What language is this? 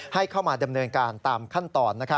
Thai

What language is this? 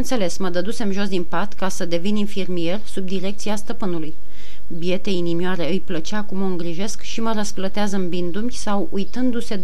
Romanian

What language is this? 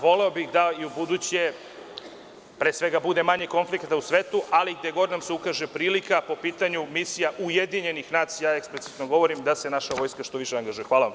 Serbian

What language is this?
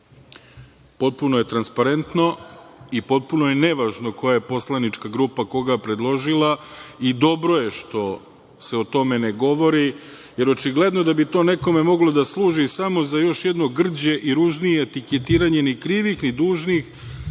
Serbian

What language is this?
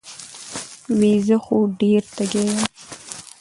Pashto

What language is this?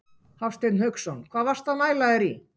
Icelandic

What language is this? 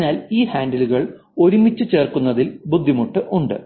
Malayalam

